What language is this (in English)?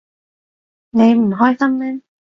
Cantonese